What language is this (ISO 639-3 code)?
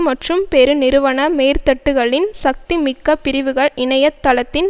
tam